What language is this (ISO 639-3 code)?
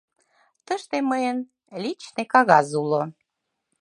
chm